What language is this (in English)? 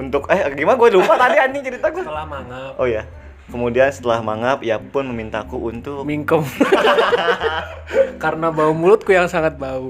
Indonesian